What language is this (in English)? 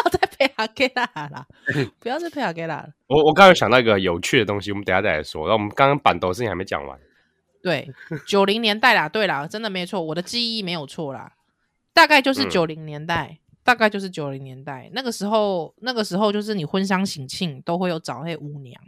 Chinese